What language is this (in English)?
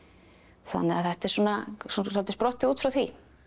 Icelandic